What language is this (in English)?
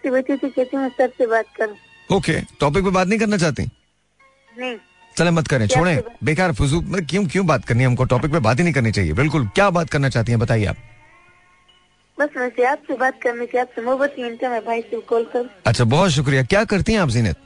Hindi